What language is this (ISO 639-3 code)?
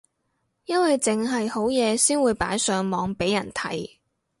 yue